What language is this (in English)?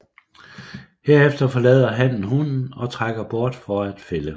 Danish